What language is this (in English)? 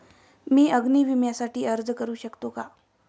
Marathi